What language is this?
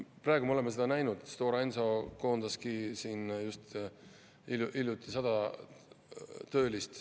Estonian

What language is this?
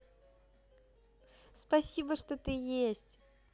Russian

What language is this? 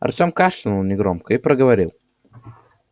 Russian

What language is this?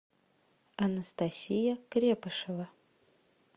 Russian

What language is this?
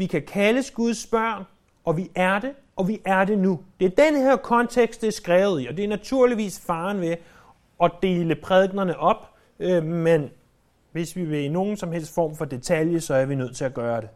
Danish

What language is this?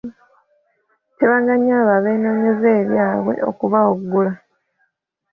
Ganda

